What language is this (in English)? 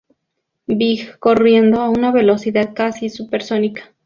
Spanish